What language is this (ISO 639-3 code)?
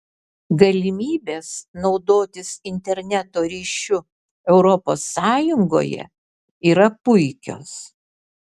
lit